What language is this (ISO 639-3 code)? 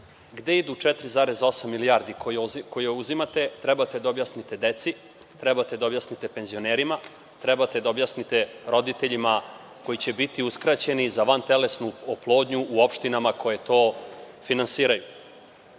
srp